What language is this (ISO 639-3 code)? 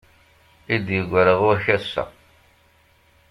kab